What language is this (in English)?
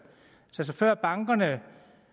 Danish